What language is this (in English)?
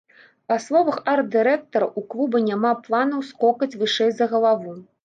Belarusian